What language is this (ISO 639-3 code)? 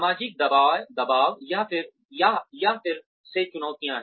hin